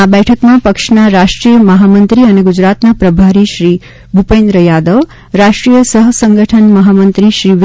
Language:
Gujarati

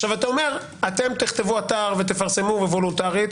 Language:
Hebrew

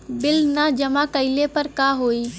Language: Bhojpuri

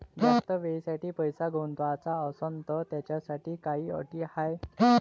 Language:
Marathi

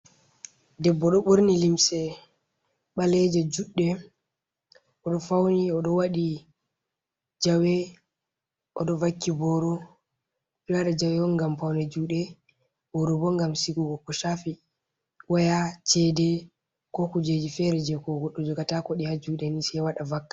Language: Fula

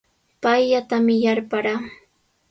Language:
Sihuas Ancash Quechua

